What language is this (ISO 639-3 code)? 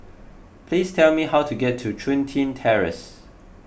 eng